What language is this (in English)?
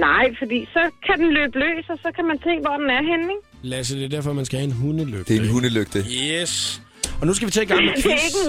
Danish